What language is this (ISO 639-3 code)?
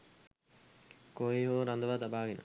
sin